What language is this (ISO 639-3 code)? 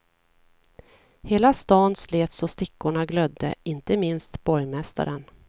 swe